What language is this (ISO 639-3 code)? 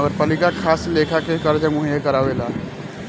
bho